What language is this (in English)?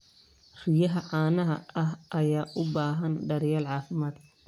Somali